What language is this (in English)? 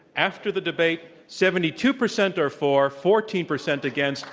English